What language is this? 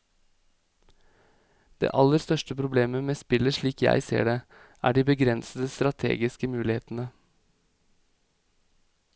Norwegian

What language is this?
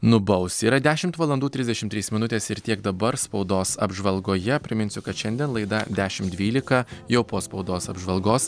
Lithuanian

